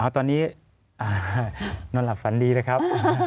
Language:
Thai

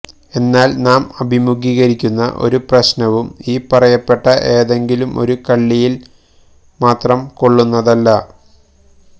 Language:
Malayalam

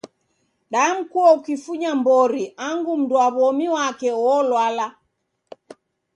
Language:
Taita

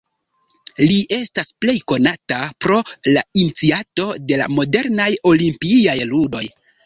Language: Esperanto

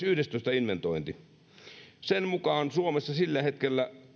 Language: Finnish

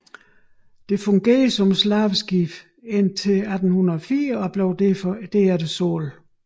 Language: Danish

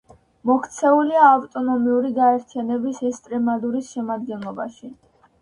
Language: Georgian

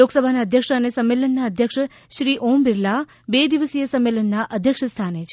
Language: Gujarati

